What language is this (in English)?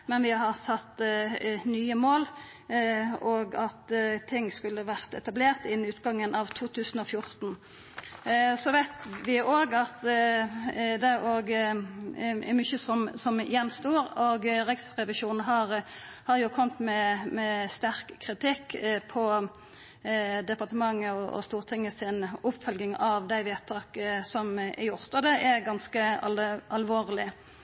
Norwegian Nynorsk